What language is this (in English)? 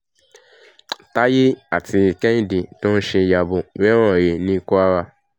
Yoruba